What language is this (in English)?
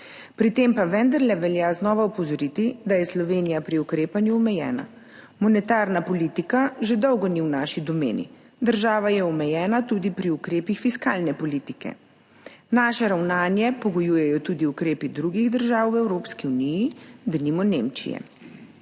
Slovenian